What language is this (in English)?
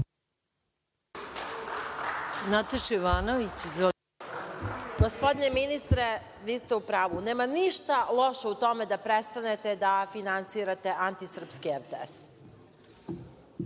Serbian